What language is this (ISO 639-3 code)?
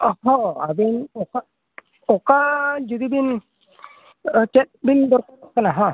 sat